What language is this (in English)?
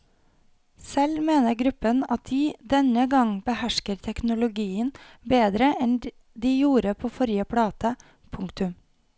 Norwegian